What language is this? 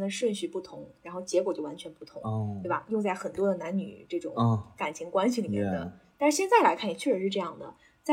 Chinese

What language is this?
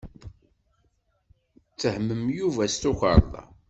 Kabyle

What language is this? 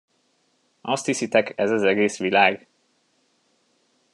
Hungarian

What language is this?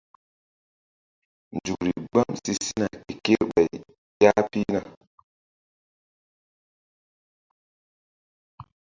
Mbum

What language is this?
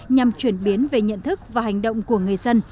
Vietnamese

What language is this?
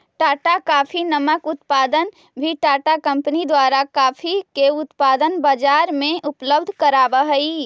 Magahi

